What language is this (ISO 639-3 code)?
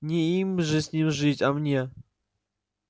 rus